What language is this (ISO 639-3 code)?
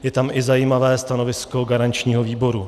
ces